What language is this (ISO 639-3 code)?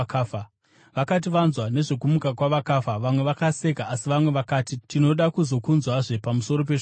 sna